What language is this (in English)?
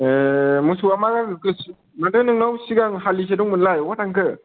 Bodo